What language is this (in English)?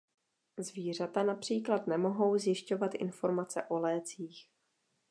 Czech